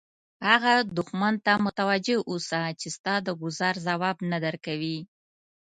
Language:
Pashto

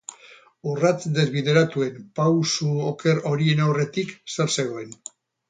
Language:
Basque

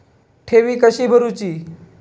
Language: Marathi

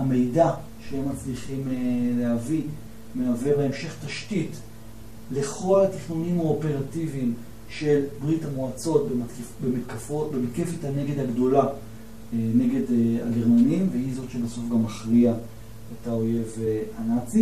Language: Hebrew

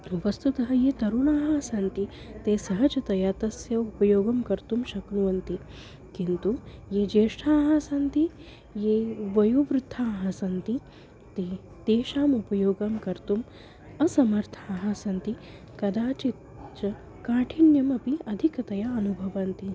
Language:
Sanskrit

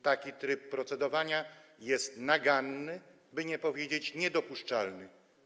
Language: Polish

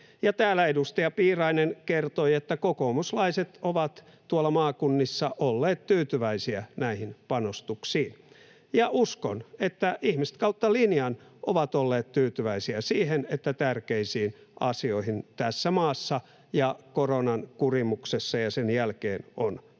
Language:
Finnish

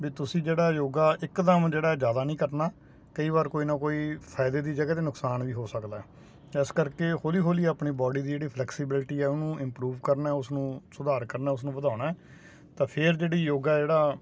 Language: Punjabi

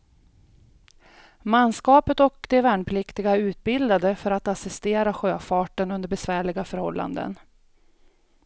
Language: Swedish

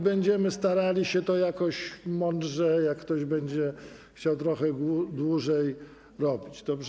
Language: Polish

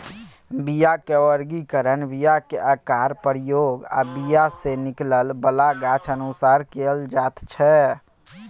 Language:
Maithili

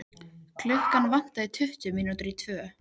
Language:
Icelandic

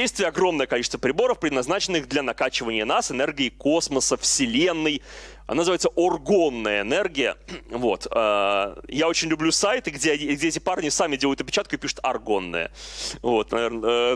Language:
Russian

